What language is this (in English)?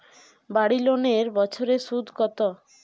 Bangla